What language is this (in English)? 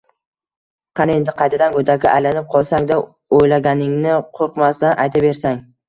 Uzbek